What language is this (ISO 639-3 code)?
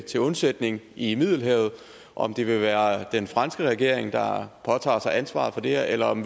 dan